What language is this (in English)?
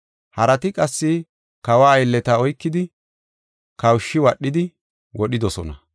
Gofa